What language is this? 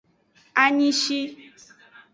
Aja (Benin)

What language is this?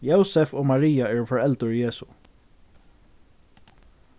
Faroese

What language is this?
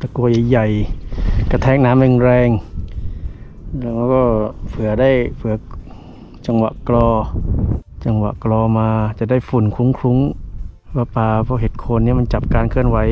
Thai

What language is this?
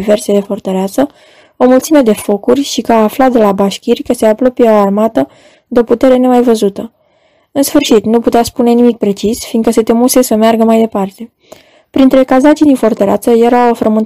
Romanian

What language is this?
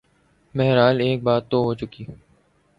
Urdu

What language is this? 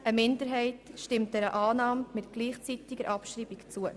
Swiss German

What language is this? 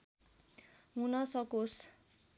Nepali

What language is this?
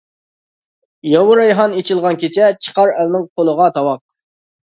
Uyghur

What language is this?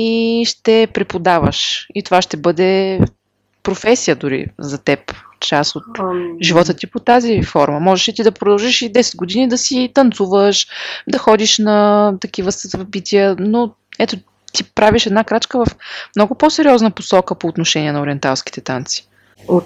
Bulgarian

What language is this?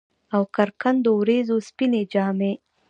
Pashto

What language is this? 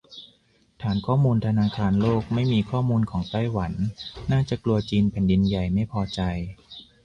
Thai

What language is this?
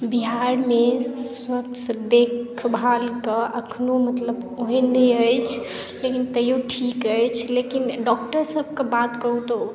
Maithili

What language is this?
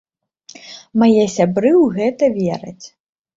Belarusian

